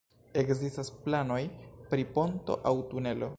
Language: Esperanto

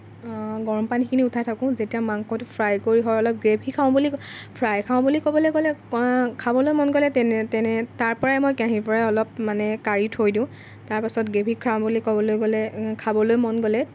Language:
Assamese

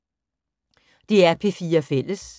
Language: Danish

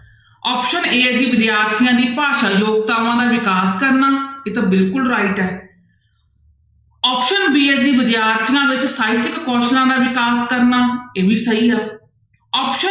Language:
Punjabi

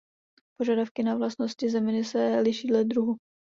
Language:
Czech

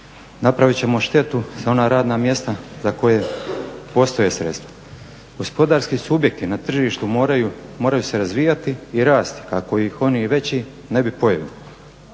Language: Croatian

